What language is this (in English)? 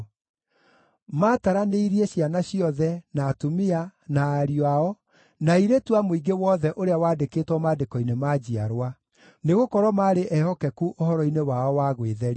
Kikuyu